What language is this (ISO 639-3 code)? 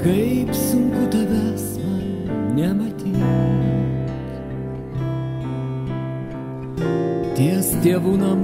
lav